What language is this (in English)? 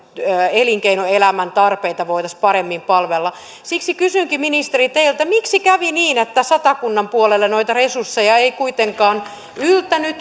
Finnish